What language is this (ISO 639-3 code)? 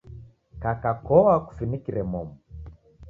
dav